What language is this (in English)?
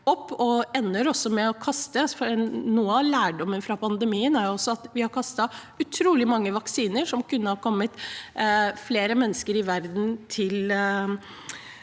Norwegian